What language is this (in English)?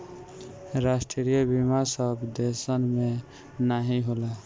Bhojpuri